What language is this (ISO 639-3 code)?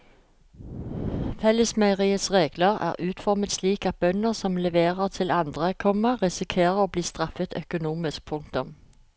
nor